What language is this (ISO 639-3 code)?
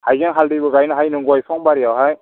brx